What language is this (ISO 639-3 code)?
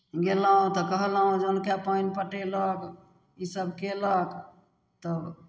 mai